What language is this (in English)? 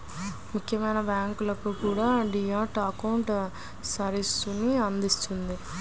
Telugu